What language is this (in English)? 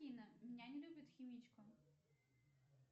Russian